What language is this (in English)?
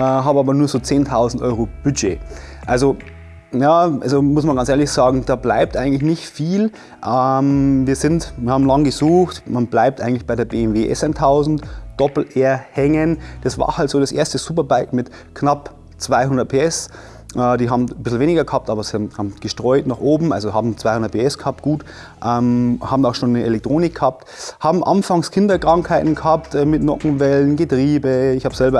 German